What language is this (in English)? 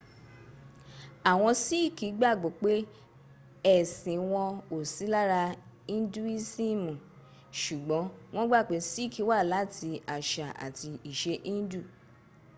Yoruba